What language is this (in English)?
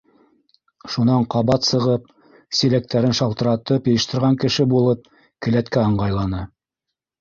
Bashkir